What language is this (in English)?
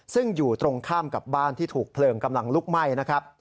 Thai